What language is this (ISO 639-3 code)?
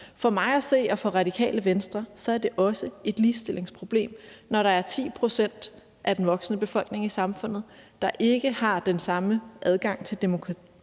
dan